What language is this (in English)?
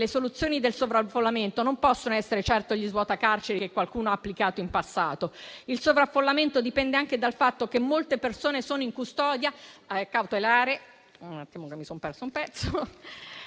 Italian